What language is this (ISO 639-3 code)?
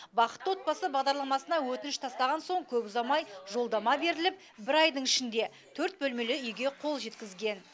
kaz